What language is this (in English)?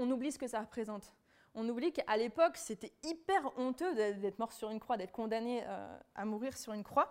French